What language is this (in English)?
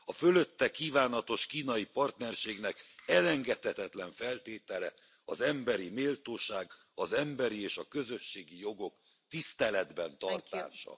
Hungarian